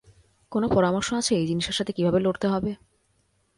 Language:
Bangla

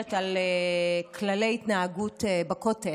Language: Hebrew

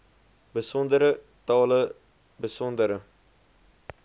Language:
Afrikaans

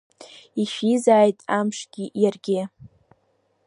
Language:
Abkhazian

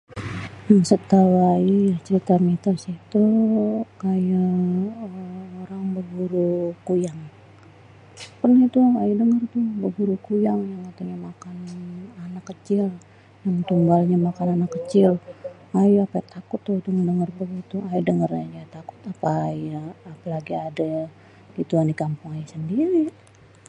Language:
Betawi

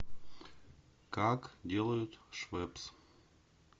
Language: Russian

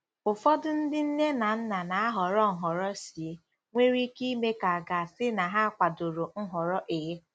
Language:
Igbo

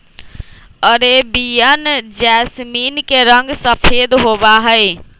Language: Magahi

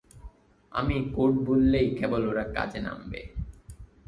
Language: Bangla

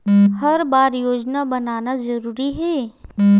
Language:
Chhattisgarhi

